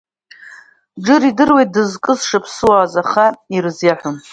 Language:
Abkhazian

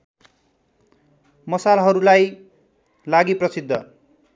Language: Nepali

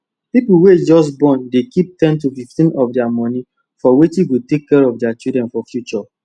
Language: Nigerian Pidgin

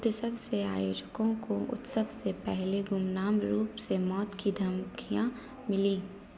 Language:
Hindi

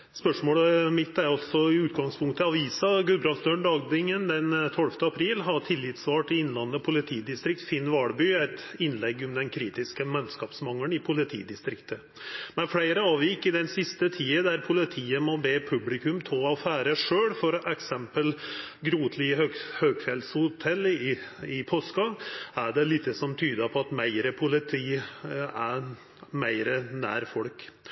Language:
Norwegian Nynorsk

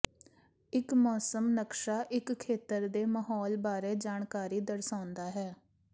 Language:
Punjabi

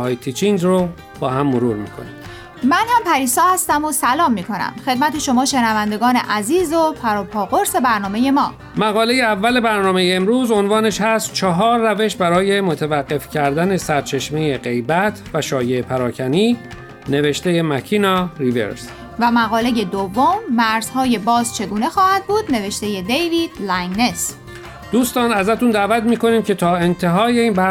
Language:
Persian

